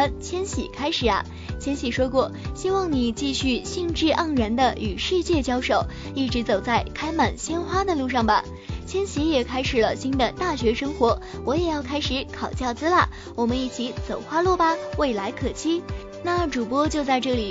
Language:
Chinese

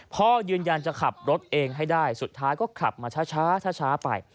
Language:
Thai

